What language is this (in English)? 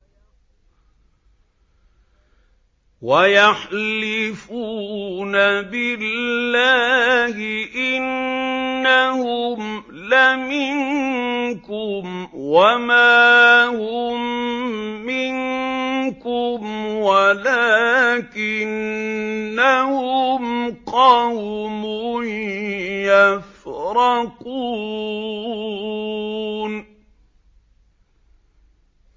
Arabic